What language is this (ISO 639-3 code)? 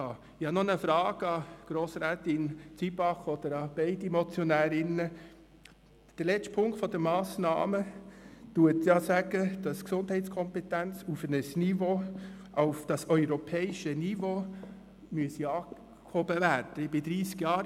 gsw